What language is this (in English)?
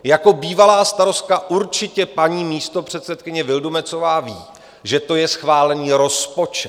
Czech